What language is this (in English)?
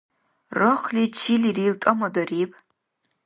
Dargwa